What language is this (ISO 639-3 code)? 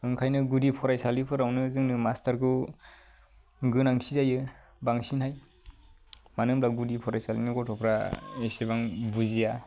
brx